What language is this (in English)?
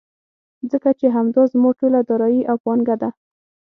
Pashto